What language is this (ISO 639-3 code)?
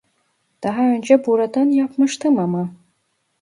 tur